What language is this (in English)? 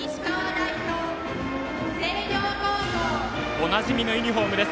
Japanese